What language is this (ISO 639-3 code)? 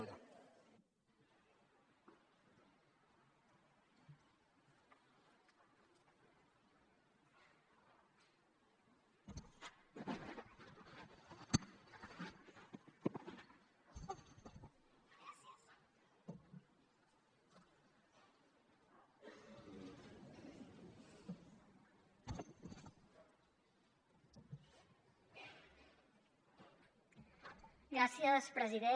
cat